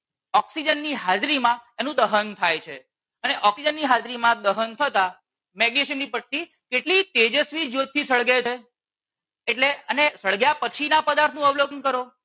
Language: Gujarati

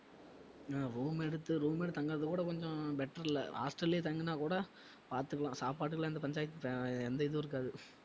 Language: Tamil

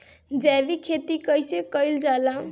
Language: Bhojpuri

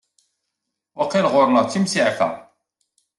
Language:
Kabyle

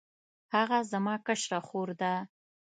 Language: Pashto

